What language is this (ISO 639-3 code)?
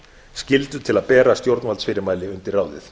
isl